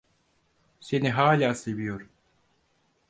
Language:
Turkish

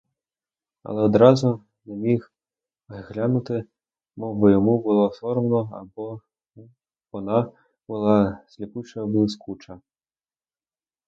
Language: Ukrainian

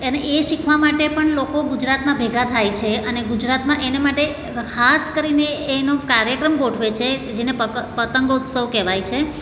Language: Gujarati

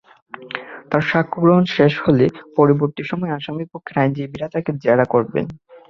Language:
Bangla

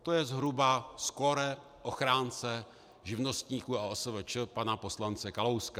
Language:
Czech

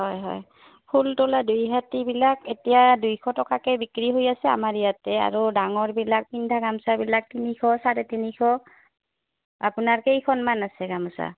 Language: Assamese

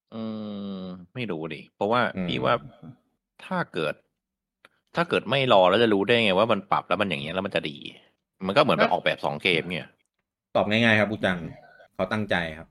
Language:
Thai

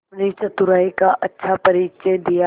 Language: Hindi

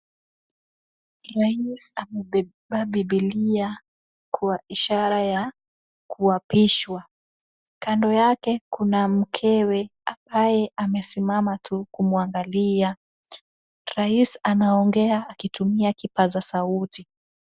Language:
Swahili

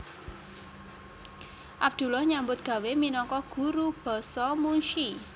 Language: Javanese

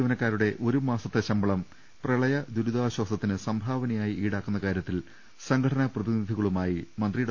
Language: Malayalam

